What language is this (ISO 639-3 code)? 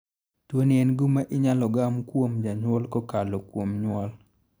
luo